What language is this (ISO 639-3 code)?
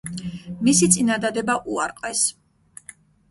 kat